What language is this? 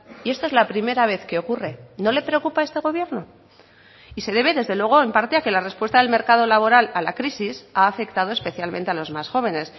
Spanish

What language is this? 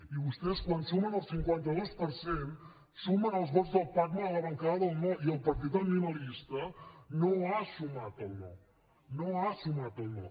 Catalan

